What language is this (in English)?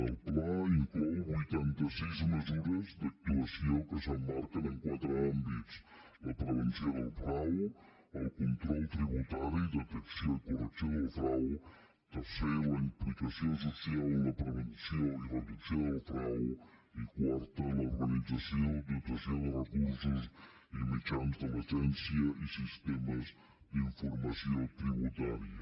Catalan